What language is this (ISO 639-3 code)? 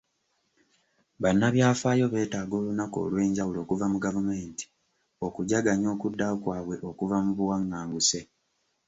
lug